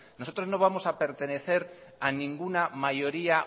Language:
Spanish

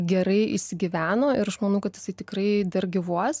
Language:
Lithuanian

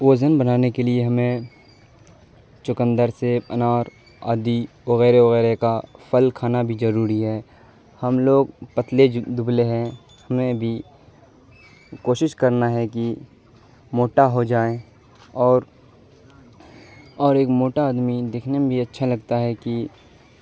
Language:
Urdu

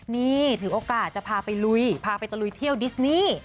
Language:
Thai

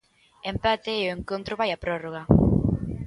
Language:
Galician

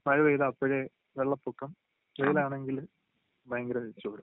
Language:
Malayalam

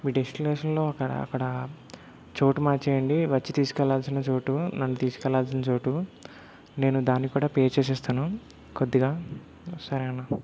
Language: Telugu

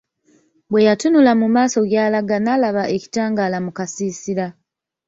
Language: Ganda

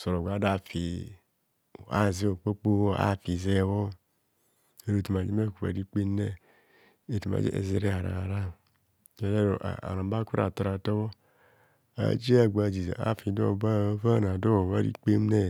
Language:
Kohumono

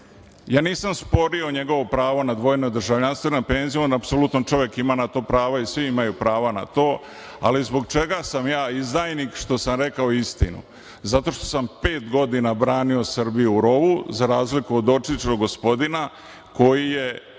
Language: Serbian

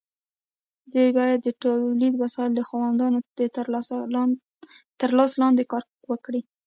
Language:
Pashto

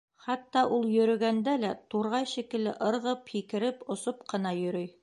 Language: Bashkir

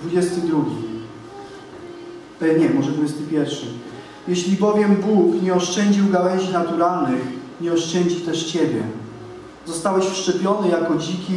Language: Polish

